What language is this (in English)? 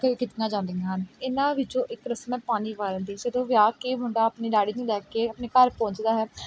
Punjabi